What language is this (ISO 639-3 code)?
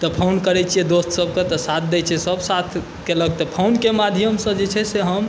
mai